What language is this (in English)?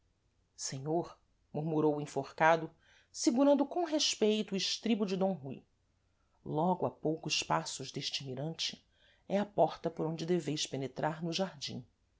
Portuguese